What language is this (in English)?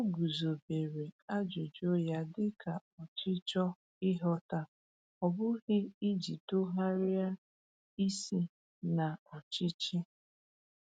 Igbo